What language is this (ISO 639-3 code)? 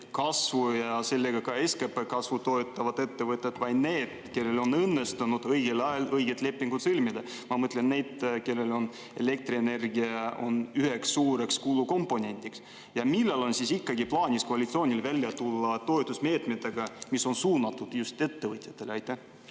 est